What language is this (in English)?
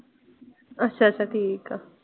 Punjabi